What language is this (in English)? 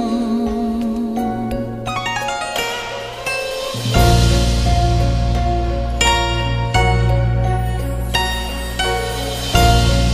Vietnamese